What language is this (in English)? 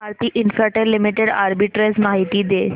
Marathi